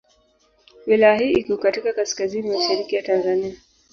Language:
Swahili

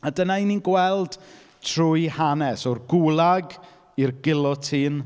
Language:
Welsh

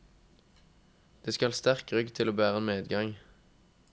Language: Norwegian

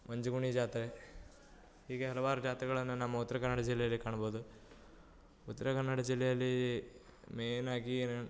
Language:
Kannada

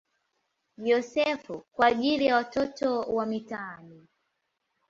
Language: Swahili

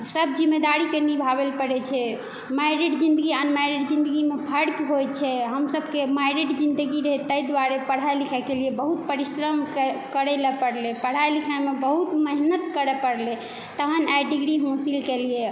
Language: Maithili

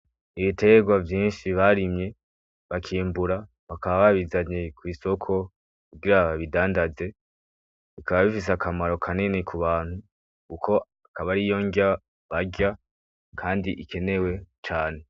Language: Rundi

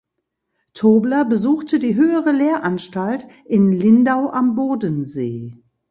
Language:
German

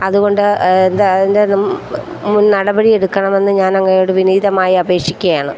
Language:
Malayalam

